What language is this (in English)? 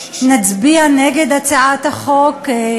Hebrew